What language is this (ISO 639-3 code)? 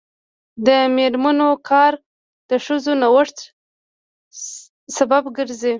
pus